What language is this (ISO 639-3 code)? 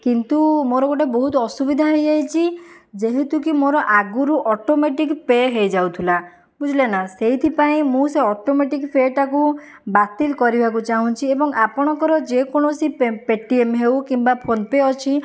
ori